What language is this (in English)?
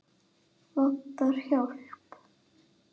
Icelandic